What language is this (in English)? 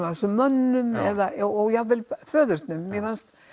Icelandic